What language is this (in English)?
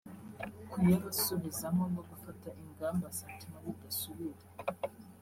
Kinyarwanda